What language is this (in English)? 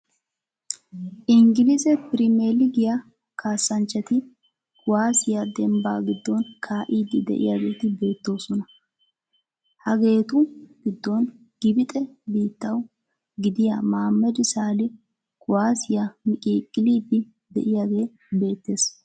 Wolaytta